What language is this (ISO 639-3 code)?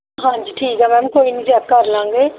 pan